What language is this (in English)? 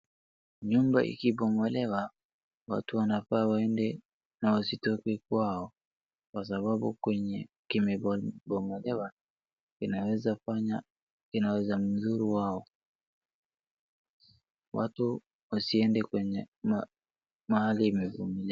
Swahili